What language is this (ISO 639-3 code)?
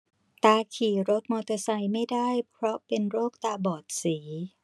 tha